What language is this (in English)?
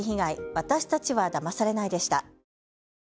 Japanese